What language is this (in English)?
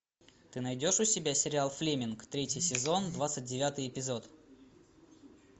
Russian